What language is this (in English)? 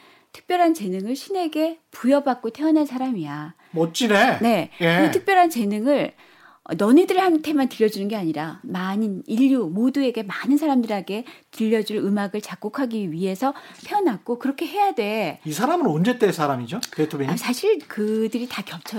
Korean